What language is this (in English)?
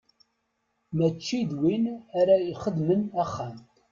Kabyle